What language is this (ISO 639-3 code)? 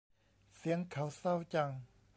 tha